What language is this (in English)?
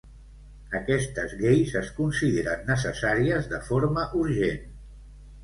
Catalan